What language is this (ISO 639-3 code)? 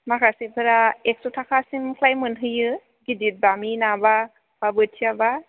brx